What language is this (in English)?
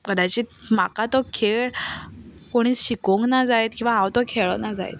Konkani